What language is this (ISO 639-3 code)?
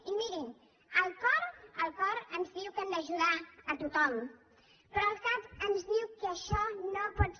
cat